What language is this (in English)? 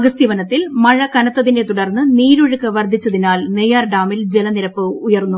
Malayalam